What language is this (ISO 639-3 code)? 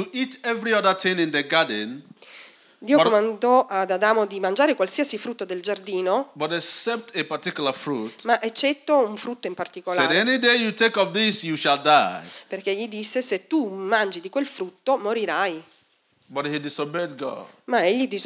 ita